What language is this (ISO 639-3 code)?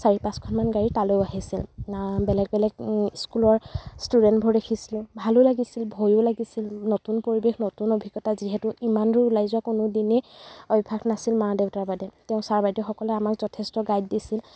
asm